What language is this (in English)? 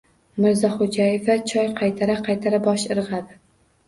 Uzbek